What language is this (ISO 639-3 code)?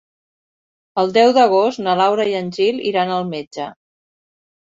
cat